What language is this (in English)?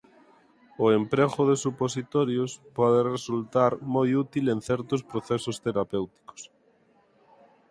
Galician